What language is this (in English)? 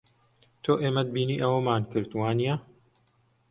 Central Kurdish